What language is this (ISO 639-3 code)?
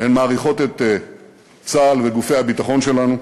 heb